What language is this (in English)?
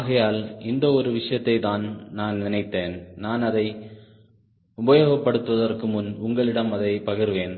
Tamil